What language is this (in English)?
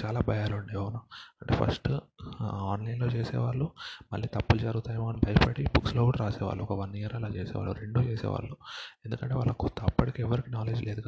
Telugu